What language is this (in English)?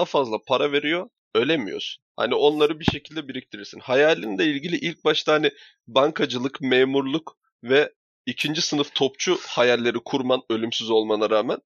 Turkish